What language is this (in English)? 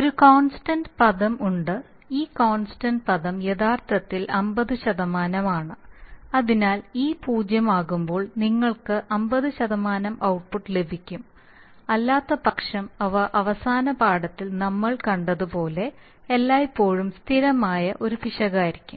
Malayalam